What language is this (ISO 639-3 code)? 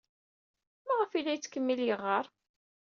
kab